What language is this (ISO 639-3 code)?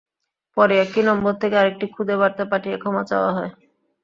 ben